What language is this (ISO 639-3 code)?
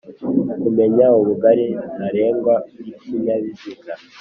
kin